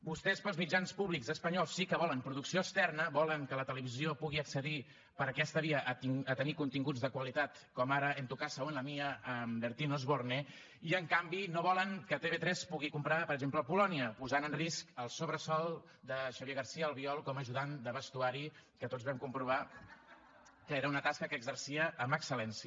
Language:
Catalan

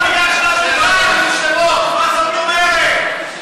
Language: Hebrew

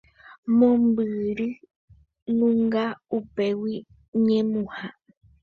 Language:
Guarani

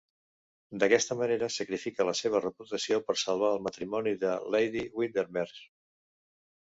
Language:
Catalan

